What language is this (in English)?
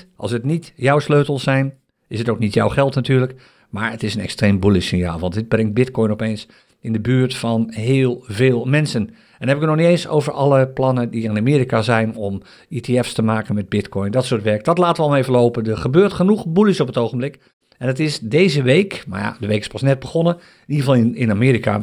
Dutch